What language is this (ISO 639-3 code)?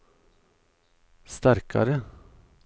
nor